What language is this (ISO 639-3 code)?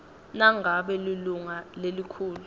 ssw